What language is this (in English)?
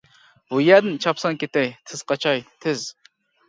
Uyghur